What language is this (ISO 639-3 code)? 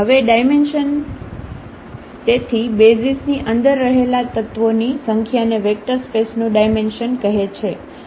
guj